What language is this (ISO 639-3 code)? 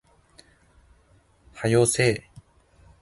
jpn